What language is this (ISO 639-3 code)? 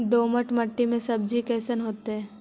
mag